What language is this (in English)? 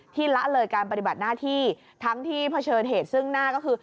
Thai